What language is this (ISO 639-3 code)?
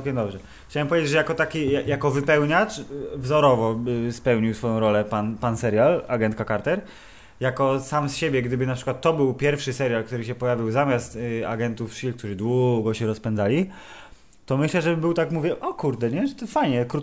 pol